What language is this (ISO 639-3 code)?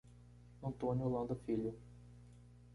por